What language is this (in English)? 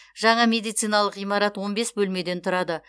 Kazakh